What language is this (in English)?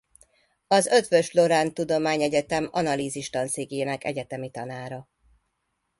Hungarian